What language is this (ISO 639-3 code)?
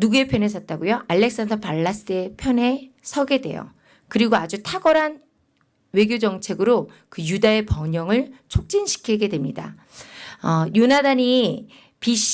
kor